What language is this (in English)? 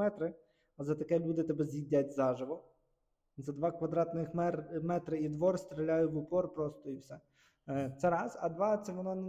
Ukrainian